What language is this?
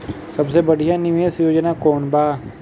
Bhojpuri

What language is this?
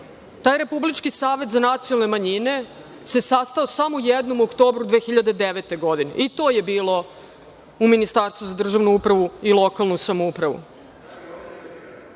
Serbian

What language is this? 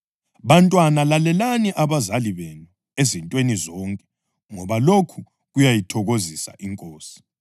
North Ndebele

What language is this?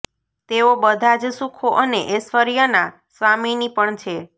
Gujarati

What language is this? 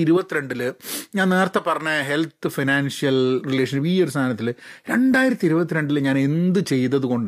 Malayalam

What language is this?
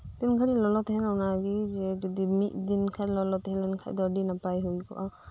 Santali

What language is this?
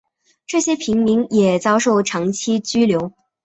Chinese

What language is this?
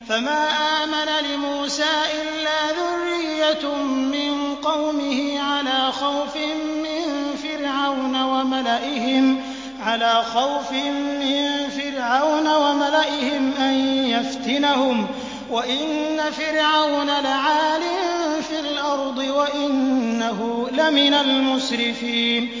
Arabic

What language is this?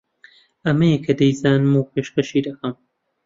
Central Kurdish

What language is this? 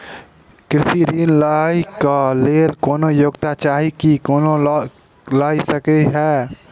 Maithili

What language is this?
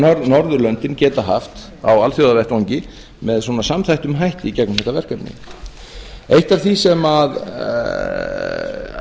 Icelandic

